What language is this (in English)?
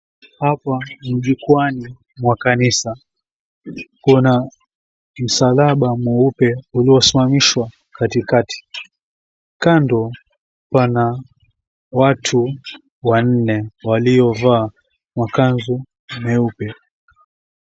Swahili